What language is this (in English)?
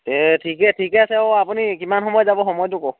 Assamese